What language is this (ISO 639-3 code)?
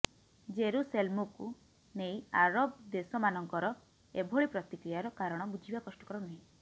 ori